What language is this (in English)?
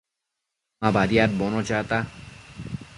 Matsés